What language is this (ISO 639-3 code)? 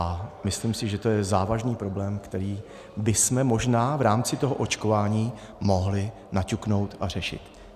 ces